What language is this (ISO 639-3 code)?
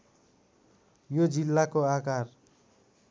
nep